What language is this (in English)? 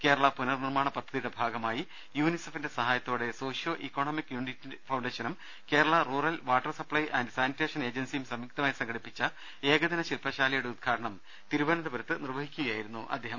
Malayalam